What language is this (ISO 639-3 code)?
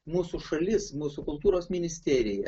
lit